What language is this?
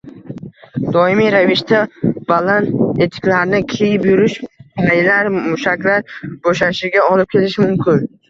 Uzbek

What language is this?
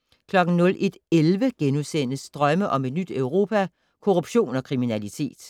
Danish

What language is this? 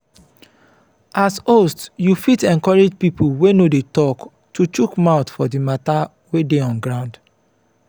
Nigerian Pidgin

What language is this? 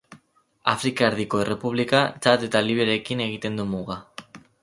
Basque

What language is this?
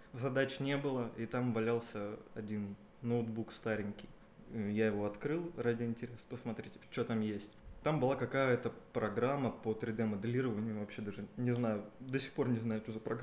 Russian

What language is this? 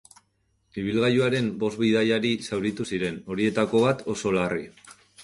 Basque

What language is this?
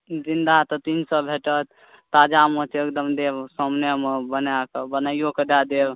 Maithili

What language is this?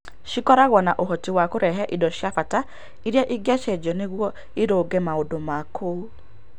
Kikuyu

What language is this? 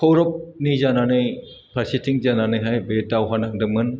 Bodo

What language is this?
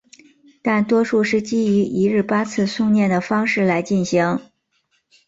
Chinese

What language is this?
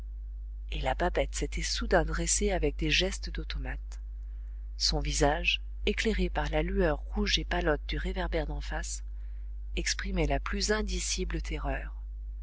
French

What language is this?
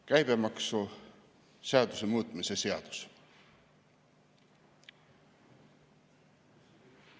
Estonian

